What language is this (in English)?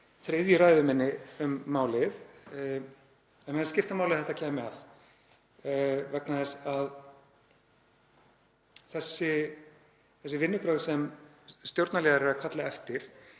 Icelandic